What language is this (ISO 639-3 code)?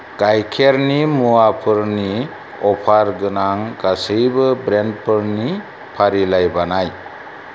brx